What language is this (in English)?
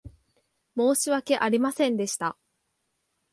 Japanese